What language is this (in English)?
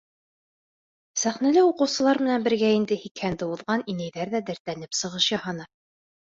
Bashkir